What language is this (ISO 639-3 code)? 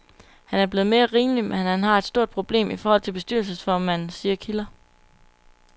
dan